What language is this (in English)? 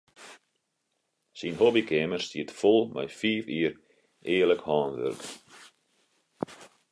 Western Frisian